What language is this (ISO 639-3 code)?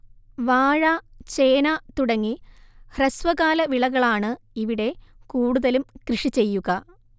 mal